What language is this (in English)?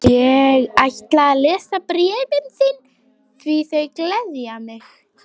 Icelandic